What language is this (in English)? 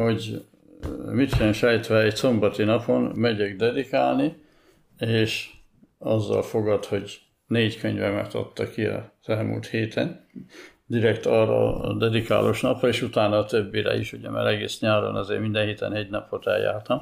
Hungarian